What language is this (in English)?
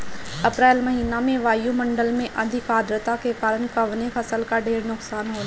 Bhojpuri